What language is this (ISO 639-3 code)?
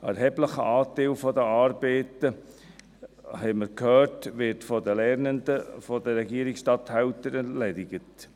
gsw